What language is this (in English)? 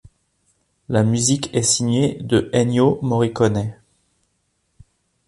French